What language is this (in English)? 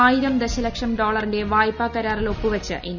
Malayalam